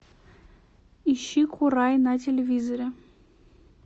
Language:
Russian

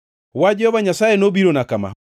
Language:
Luo (Kenya and Tanzania)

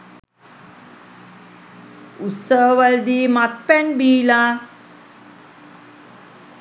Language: Sinhala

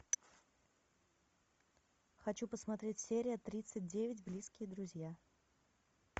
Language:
Russian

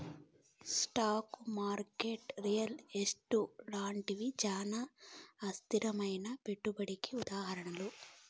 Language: Telugu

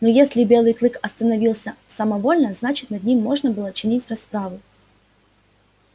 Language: Russian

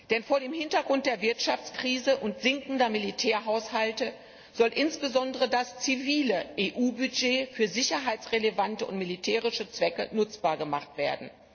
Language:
German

